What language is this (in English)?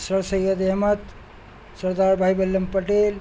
Urdu